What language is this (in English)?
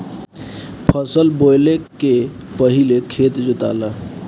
Bhojpuri